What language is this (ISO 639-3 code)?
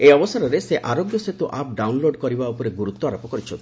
ori